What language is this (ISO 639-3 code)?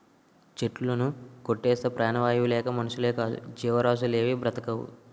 tel